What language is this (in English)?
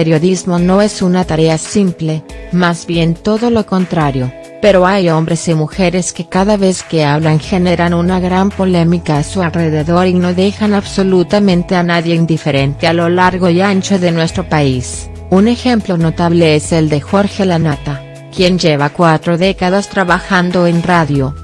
Spanish